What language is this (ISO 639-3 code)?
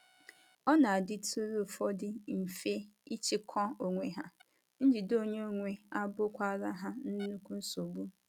ibo